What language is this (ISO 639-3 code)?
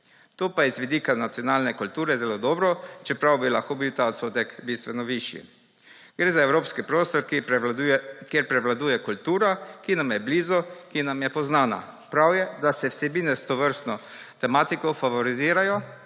slv